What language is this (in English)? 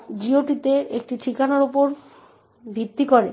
Bangla